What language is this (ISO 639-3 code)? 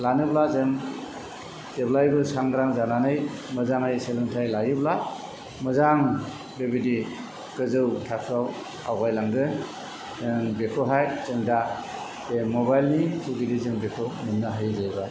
brx